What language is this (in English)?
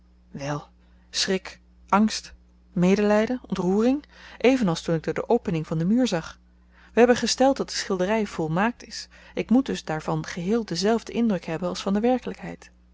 Dutch